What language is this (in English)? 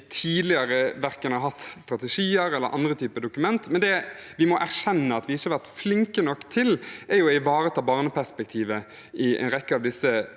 Norwegian